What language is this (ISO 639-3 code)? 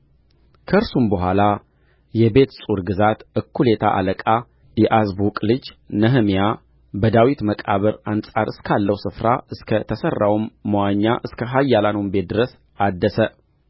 amh